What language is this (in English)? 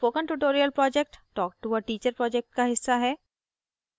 Hindi